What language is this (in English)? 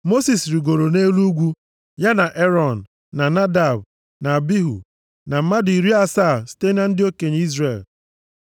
Igbo